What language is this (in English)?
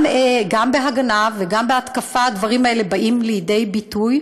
Hebrew